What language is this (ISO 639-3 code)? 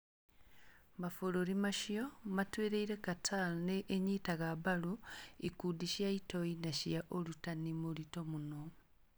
kik